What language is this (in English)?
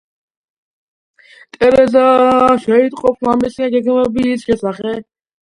Georgian